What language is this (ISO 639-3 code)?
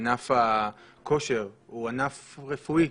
heb